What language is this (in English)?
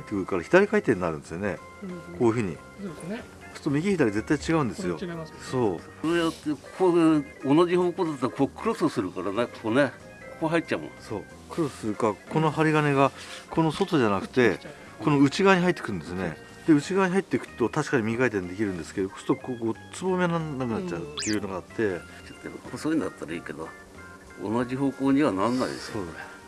Japanese